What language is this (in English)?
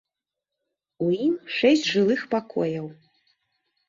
Belarusian